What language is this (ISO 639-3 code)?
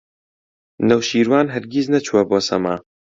ckb